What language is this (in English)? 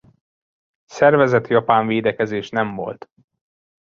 Hungarian